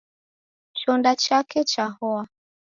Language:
Taita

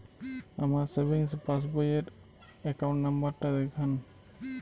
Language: Bangla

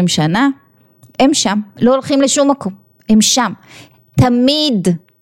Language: Hebrew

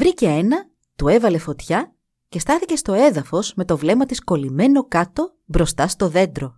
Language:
Greek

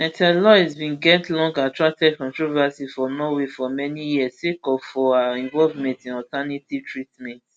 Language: Nigerian Pidgin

